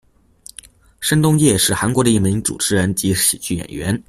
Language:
Chinese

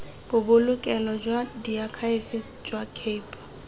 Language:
Tswana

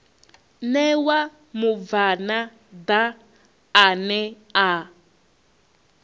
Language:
Venda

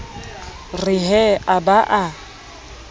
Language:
Southern Sotho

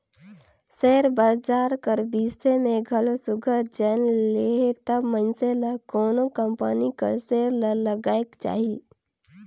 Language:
Chhattisgarhi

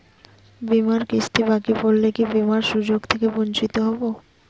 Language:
Bangla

